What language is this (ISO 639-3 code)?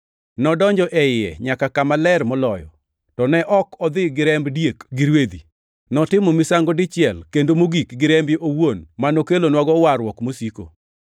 luo